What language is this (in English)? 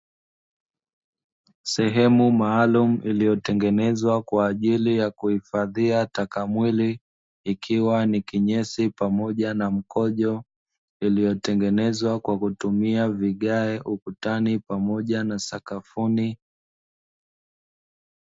Swahili